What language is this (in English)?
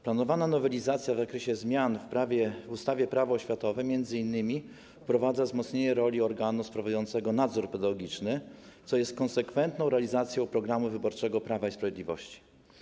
Polish